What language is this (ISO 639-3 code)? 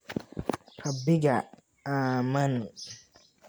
som